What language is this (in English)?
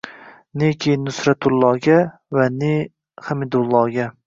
Uzbek